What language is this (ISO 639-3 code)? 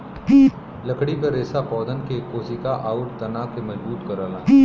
bho